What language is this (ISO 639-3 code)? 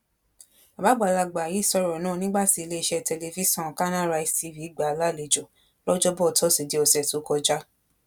yor